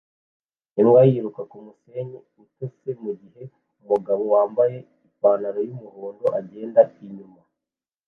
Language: Kinyarwanda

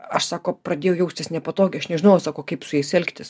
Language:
Lithuanian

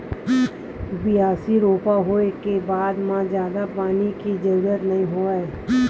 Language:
Chhattisgarhi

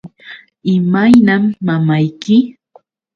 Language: Yauyos Quechua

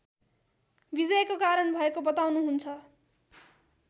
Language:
Nepali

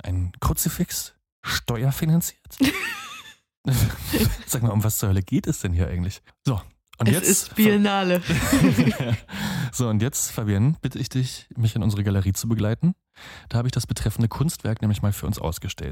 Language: German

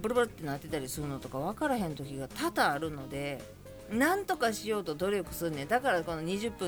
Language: Japanese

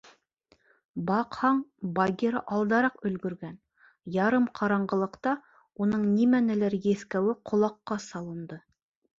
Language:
Bashkir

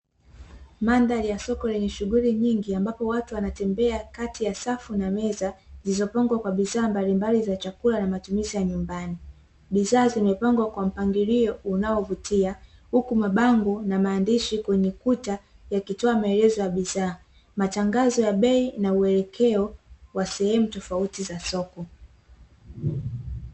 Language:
Swahili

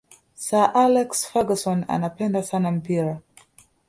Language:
Swahili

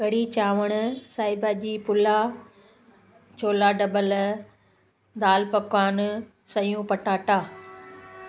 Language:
Sindhi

